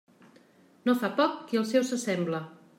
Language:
Catalan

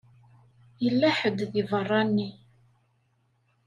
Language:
Kabyle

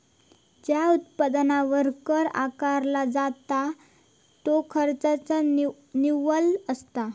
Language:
Marathi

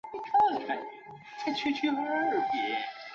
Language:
Chinese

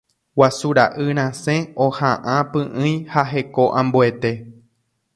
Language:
Guarani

